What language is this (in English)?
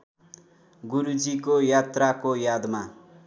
Nepali